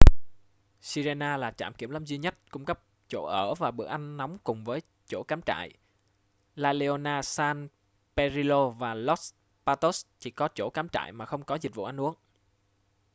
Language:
Vietnamese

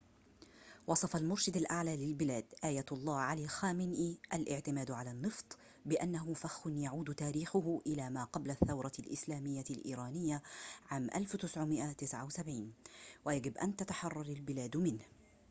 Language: Arabic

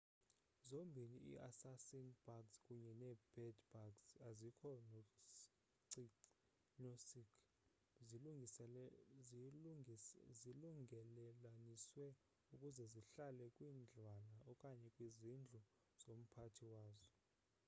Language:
Xhosa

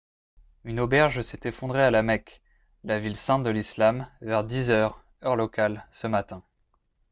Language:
French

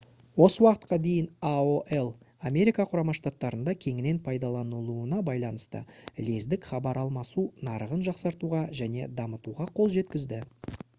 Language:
Kazakh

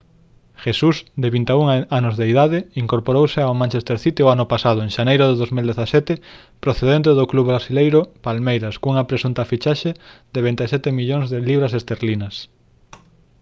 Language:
Galician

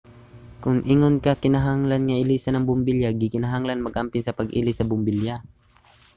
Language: Cebuano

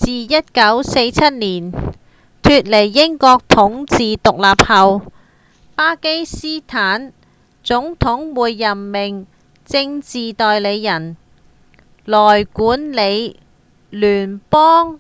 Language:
Cantonese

